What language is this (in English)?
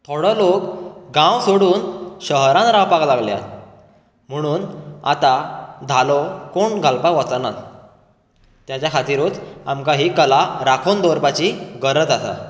Konkani